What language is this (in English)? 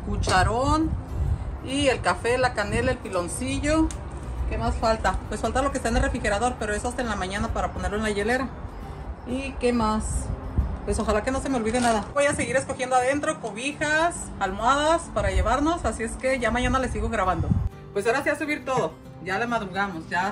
Spanish